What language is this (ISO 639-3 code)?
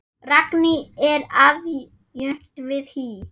isl